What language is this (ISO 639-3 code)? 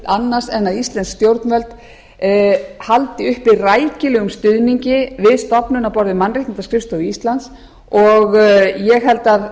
isl